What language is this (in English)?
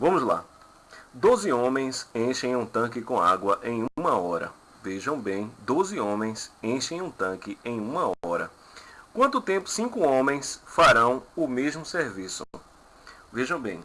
Portuguese